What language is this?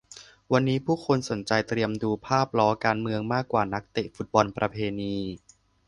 Thai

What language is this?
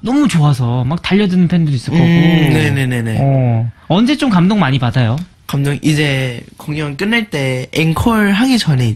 Korean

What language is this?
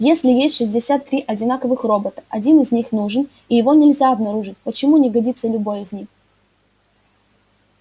Russian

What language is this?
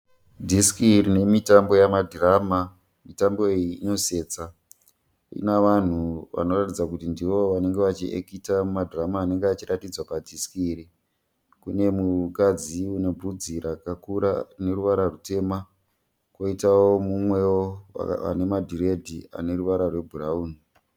Shona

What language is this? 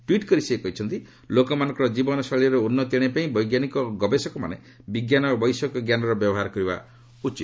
Odia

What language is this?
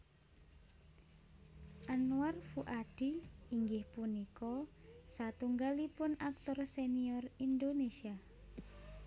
Javanese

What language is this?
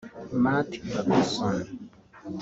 Kinyarwanda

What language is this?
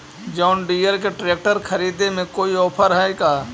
Magahi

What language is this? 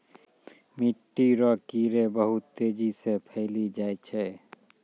Maithili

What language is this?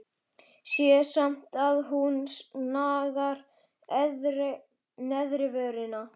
Icelandic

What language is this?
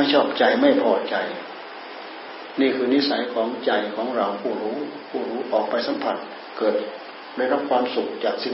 Thai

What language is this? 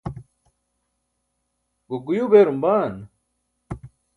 Burushaski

